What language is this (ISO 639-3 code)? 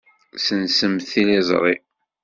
kab